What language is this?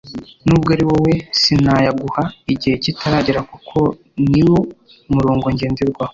Kinyarwanda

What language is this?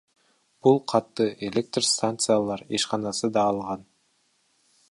Kyrgyz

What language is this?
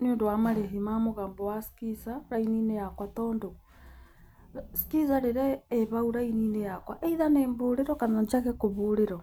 Kikuyu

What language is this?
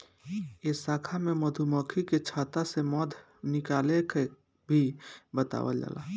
Bhojpuri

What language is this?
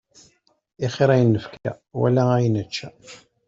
Kabyle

